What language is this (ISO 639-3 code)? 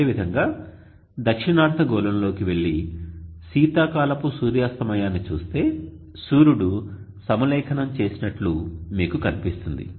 tel